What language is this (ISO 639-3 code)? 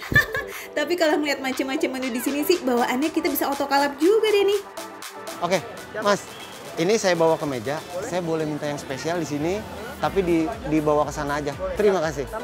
ind